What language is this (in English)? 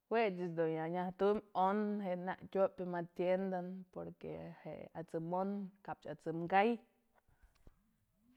Mazatlán Mixe